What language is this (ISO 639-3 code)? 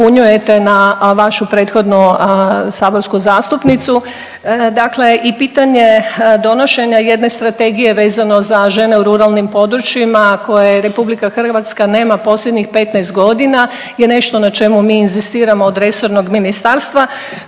hrv